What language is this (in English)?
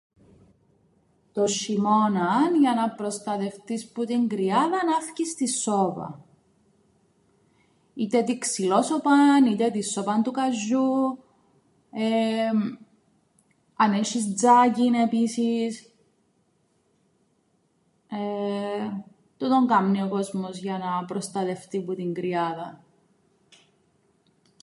Greek